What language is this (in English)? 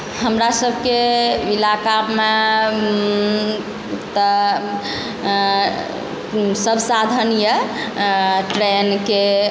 Maithili